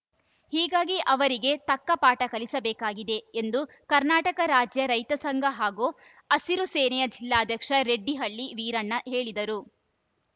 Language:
Kannada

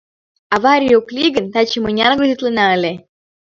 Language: Mari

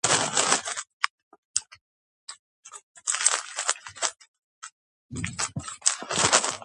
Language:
Georgian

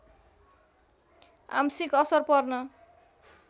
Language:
Nepali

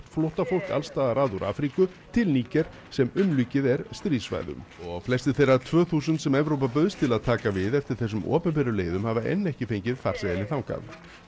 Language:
Icelandic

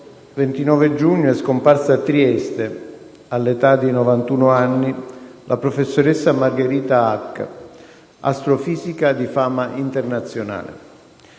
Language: Italian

